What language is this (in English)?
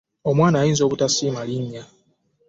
Ganda